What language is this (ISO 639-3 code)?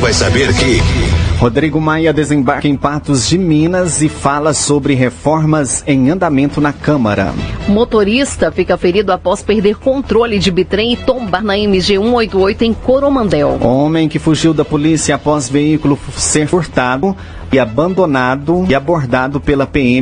por